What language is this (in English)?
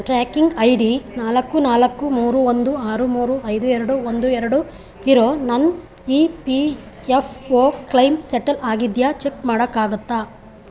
Kannada